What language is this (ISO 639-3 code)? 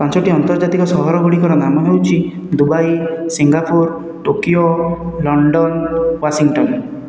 ori